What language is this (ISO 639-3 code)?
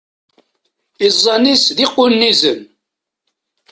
kab